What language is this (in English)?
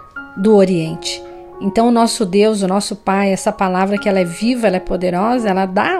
Portuguese